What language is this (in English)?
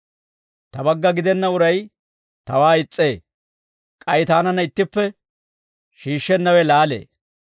Dawro